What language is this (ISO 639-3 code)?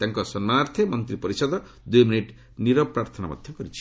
ori